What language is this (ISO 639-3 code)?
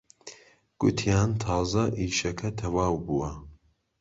ckb